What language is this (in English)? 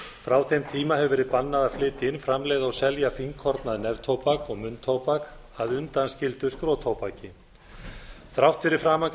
Icelandic